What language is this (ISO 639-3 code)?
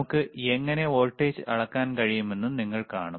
mal